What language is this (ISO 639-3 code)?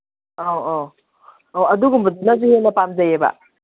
mni